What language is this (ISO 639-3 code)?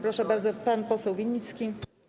pol